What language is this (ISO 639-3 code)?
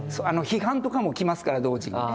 jpn